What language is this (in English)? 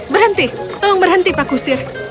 Indonesian